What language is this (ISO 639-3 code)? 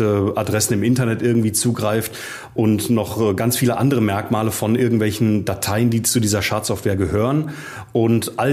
deu